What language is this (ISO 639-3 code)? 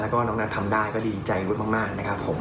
tha